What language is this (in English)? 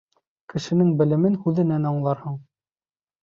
Bashkir